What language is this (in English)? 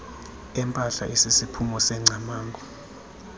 Xhosa